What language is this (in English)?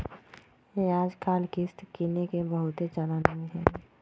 Magahi